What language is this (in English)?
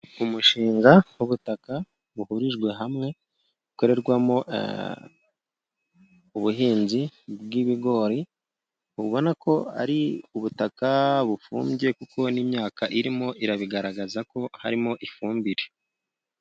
Kinyarwanda